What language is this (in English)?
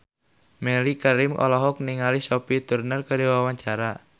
Sundanese